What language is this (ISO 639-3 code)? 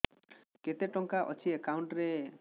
ori